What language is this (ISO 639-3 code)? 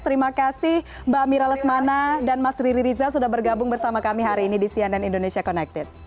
ind